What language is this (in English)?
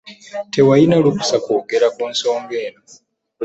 Ganda